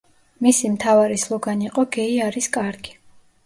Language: Georgian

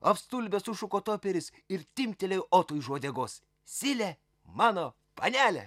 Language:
Lithuanian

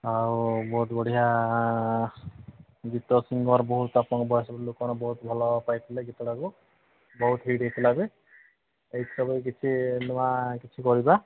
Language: Odia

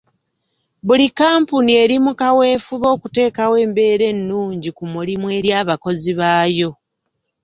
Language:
Ganda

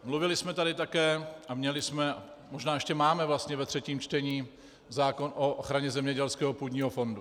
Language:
Czech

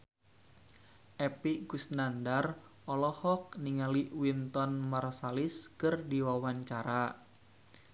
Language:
Sundanese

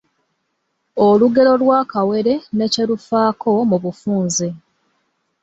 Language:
Ganda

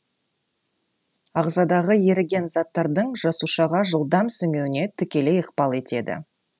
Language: Kazakh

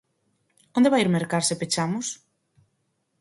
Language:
Galician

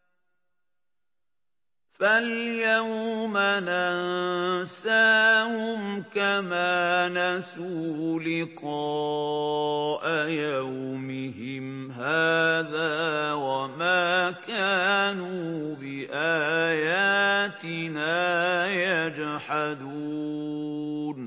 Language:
Arabic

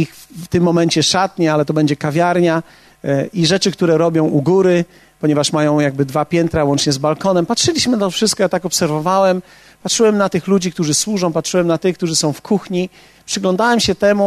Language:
Polish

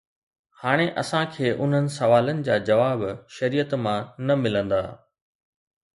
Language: Sindhi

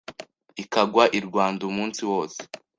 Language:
Kinyarwanda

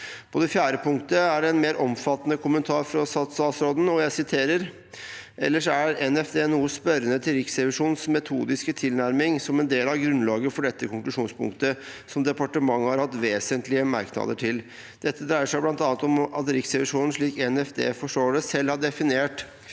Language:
Norwegian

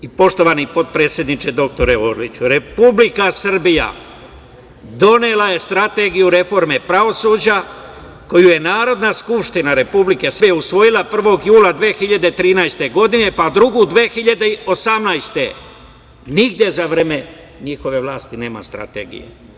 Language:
Serbian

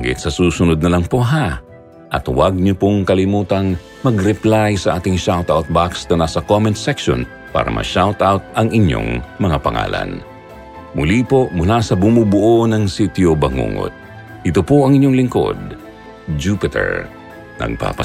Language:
Filipino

